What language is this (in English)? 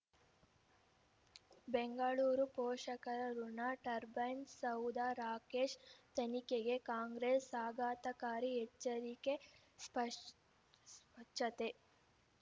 Kannada